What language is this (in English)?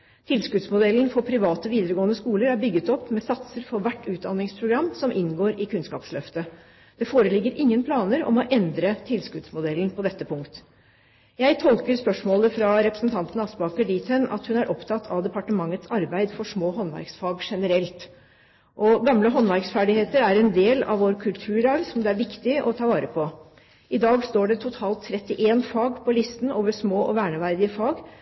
Norwegian Bokmål